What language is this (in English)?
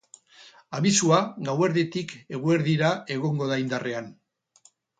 Basque